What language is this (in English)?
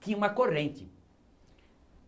Portuguese